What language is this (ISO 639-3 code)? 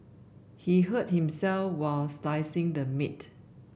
eng